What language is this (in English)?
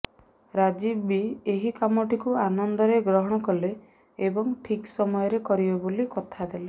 Odia